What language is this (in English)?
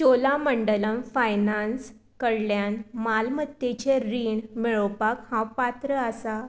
Konkani